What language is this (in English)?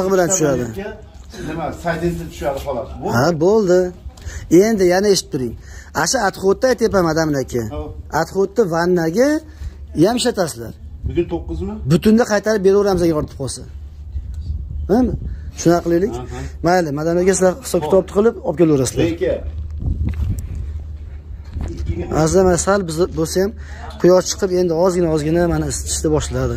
Turkish